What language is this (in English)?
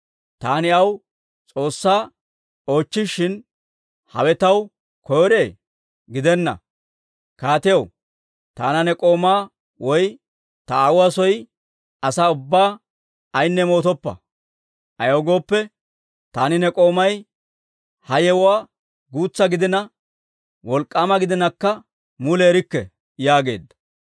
Dawro